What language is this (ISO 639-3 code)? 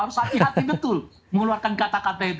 ind